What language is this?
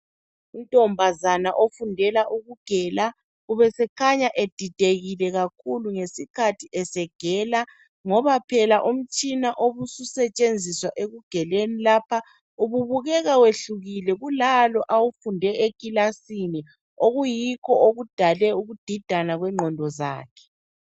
North Ndebele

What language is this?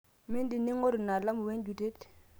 Masai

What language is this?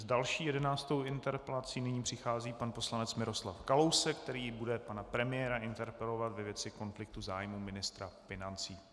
Czech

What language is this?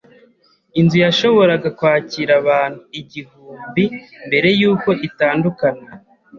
Kinyarwanda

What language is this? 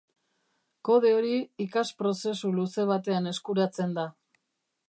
Basque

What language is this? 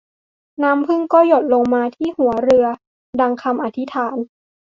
Thai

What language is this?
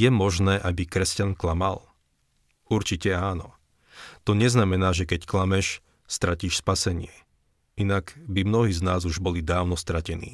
Slovak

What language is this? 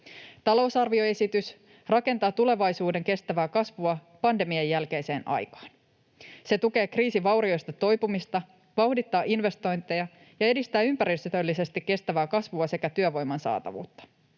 Finnish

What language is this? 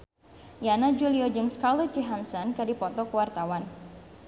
Sundanese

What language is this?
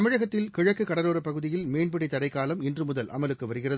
Tamil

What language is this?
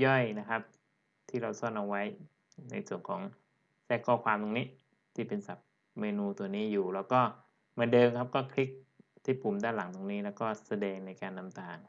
Thai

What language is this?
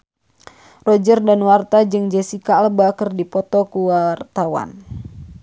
Sundanese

